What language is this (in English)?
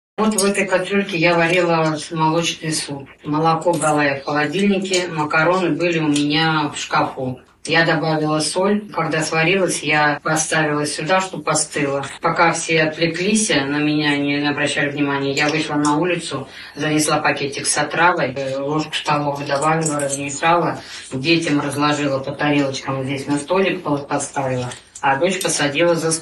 Russian